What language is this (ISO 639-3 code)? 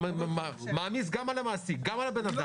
heb